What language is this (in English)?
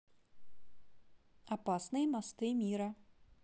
Russian